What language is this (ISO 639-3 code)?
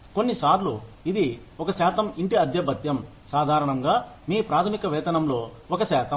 tel